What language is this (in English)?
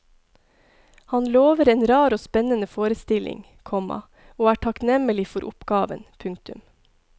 Norwegian